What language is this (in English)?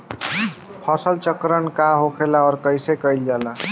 Bhojpuri